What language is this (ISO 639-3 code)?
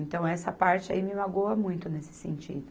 por